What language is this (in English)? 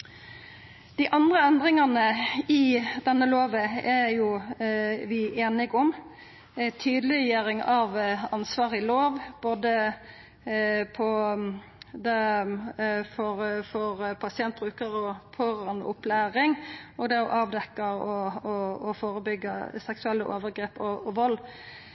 Norwegian Nynorsk